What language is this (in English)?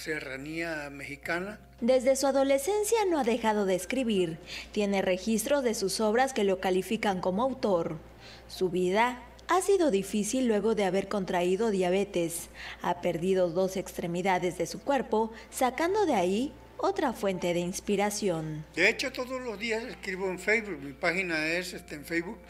Spanish